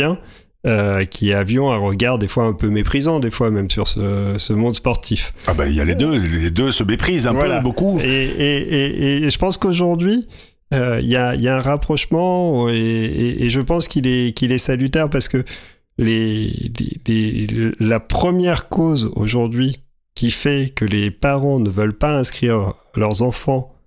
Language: French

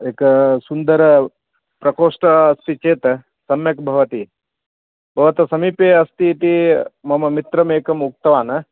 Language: Sanskrit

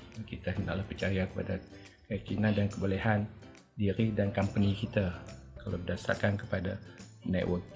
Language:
Malay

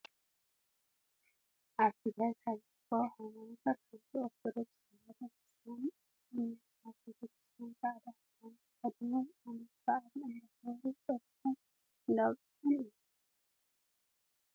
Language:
Tigrinya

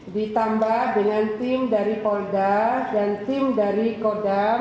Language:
Indonesian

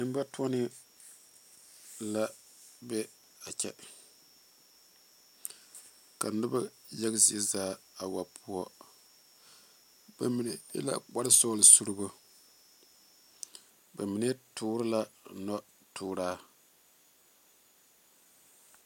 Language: Southern Dagaare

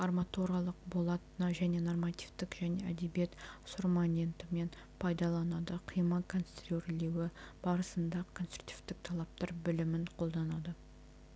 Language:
Kazakh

